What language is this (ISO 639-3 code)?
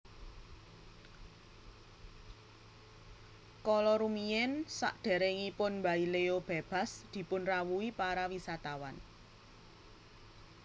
jav